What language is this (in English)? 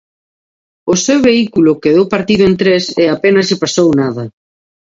Galician